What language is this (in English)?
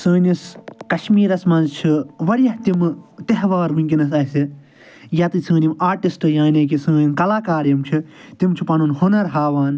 Kashmiri